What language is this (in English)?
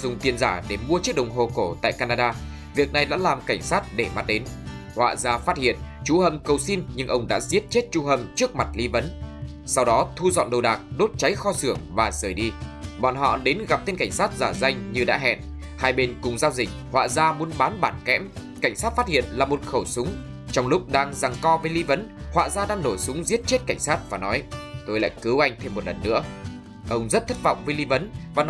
Vietnamese